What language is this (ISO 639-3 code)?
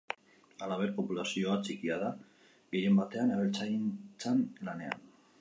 eus